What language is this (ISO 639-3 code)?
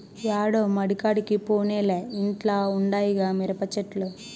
tel